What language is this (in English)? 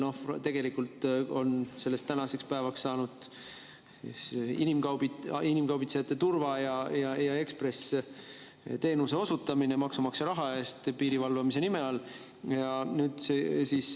Estonian